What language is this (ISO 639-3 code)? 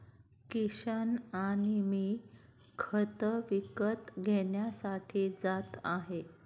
mar